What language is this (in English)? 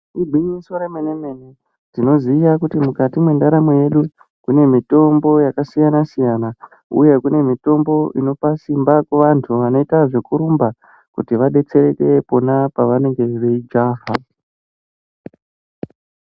Ndau